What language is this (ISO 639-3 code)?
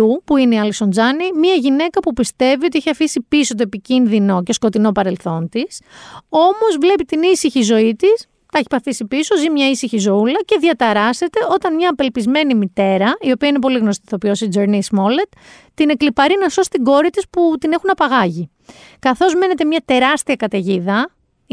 ell